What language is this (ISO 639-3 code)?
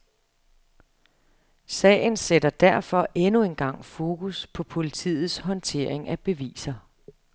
dan